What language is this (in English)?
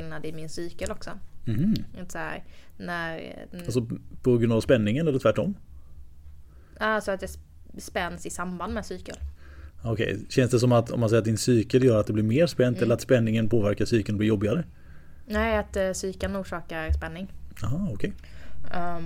Swedish